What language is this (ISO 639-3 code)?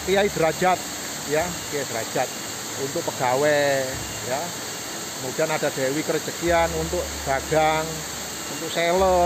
ind